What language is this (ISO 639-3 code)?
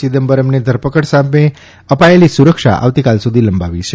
guj